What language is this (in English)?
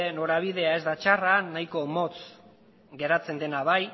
Basque